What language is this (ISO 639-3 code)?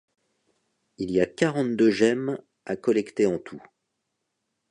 fra